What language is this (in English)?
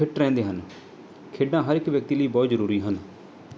Punjabi